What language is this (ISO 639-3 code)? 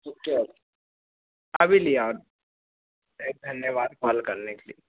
hin